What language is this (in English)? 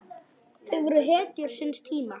Icelandic